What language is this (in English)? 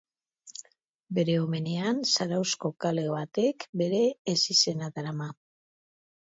Basque